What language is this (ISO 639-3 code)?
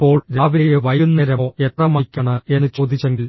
mal